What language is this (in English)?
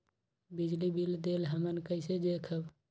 Magahi